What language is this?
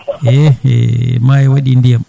Fula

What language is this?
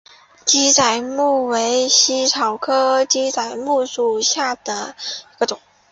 Chinese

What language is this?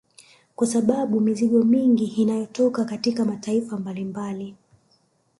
Swahili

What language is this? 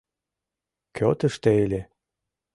Mari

